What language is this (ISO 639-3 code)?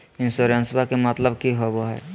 mag